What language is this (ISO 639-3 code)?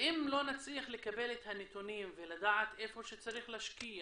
heb